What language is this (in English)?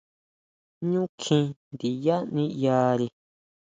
Huautla Mazatec